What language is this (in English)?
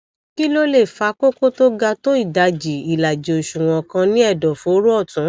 Yoruba